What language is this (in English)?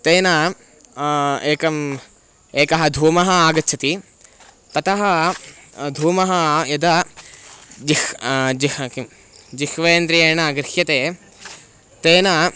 Sanskrit